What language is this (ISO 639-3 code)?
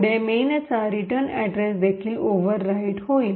mar